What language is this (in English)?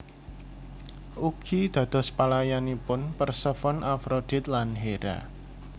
Javanese